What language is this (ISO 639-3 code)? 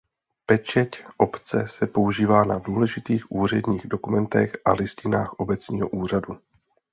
ces